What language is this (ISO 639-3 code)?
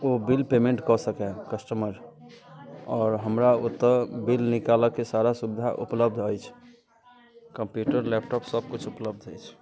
mai